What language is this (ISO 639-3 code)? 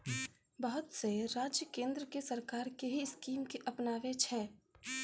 mai